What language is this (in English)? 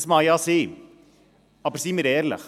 Swiss German